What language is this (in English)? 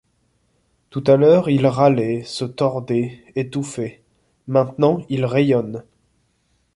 French